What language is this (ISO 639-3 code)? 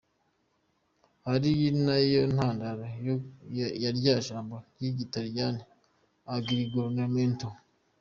kin